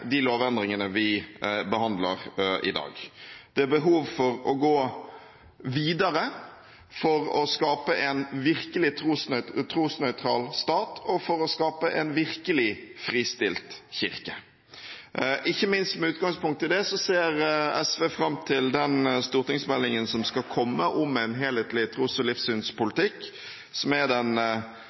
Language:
Norwegian Bokmål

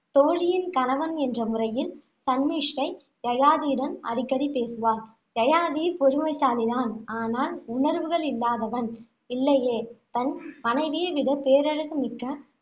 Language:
Tamil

